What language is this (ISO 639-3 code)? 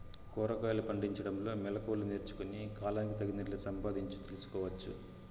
tel